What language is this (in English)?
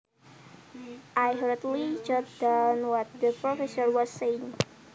Javanese